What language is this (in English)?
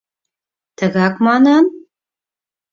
Mari